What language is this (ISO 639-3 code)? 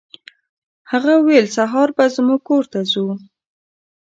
pus